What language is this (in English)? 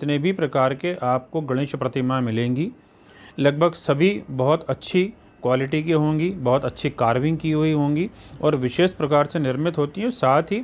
Hindi